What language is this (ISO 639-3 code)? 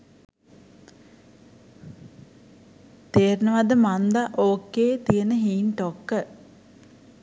sin